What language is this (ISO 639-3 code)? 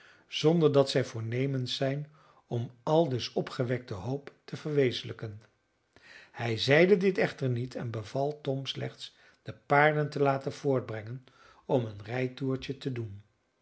nld